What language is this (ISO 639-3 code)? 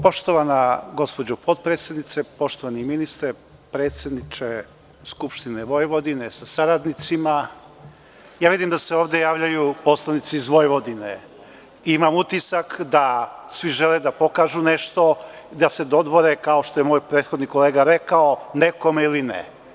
srp